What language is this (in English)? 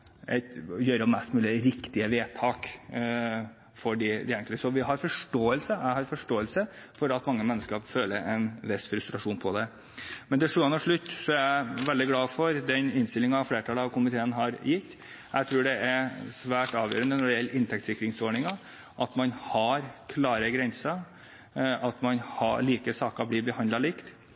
Norwegian Bokmål